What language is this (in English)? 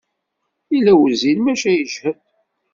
Kabyle